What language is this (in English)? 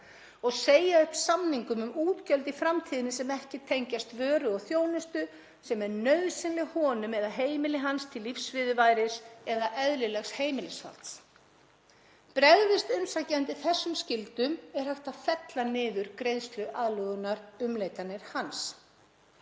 Icelandic